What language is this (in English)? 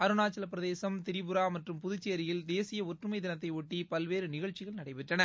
Tamil